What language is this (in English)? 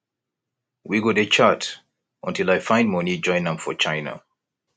Nigerian Pidgin